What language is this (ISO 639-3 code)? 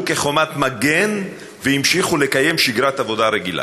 heb